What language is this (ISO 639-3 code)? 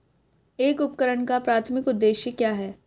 hin